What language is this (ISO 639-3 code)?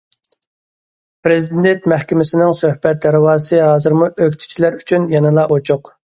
uig